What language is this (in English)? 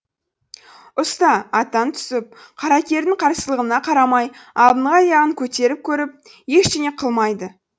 Kazakh